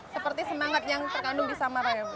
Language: Indonesian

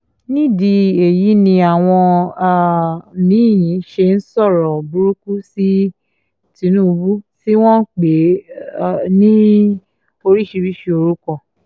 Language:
Yoruba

